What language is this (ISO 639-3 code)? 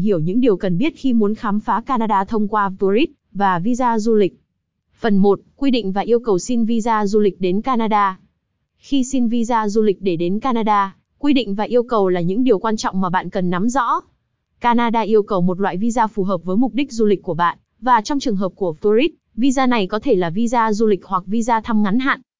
vie